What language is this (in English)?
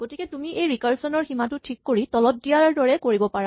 Assamese